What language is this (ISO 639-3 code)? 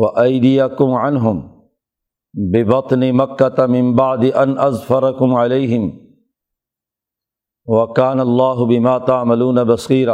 urd